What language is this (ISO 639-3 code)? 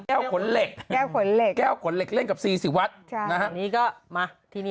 tha